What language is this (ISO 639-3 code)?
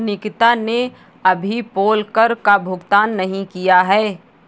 hin